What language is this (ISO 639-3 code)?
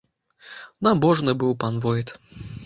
bel